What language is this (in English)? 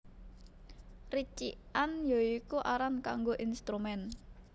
Javanese